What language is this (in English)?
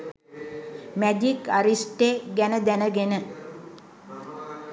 Sinhala